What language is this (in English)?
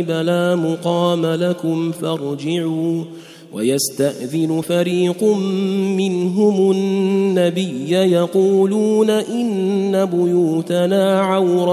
Arabic